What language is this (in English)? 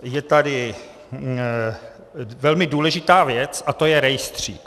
Czech